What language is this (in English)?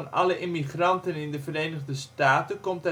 Dutch